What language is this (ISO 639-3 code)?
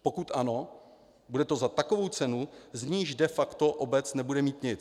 ces